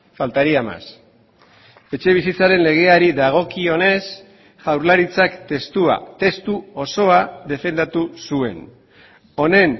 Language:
Basque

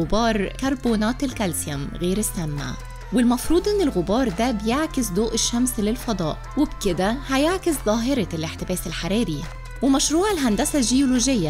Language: Arabic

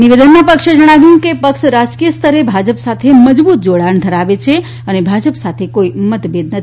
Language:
Gujarati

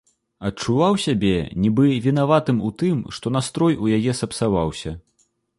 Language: Belarusian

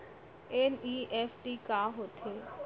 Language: Chhattisgarhi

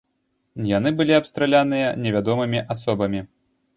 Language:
Belarusian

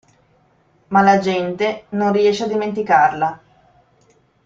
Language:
Italian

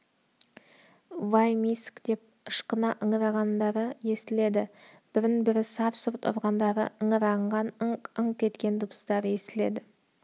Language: Kazakh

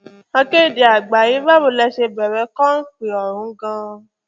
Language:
Yoruba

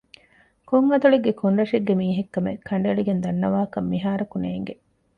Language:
Divehi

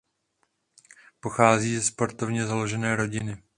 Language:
Czech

